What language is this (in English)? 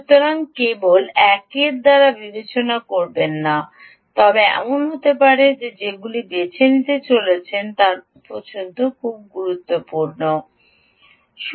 Bangla